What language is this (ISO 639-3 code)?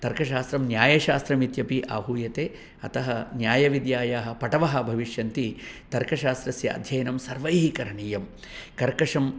san